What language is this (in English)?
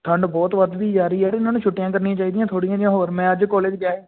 Punjabi